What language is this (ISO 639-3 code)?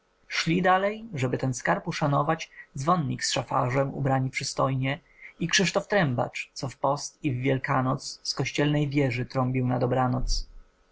pol